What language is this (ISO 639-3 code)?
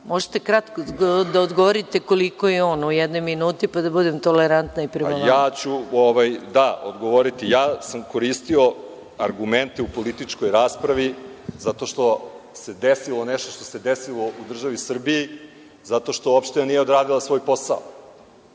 srp